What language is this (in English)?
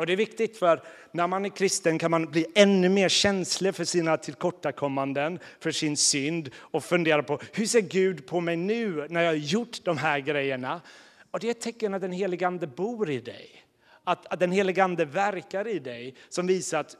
Swedish